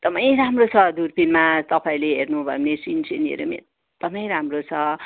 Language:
Nepali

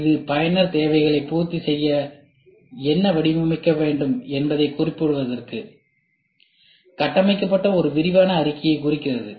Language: Tamil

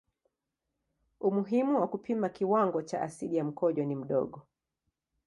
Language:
Swahili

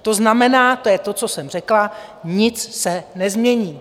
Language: Czech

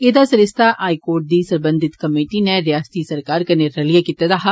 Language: Dogri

